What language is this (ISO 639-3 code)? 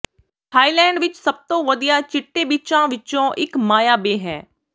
pan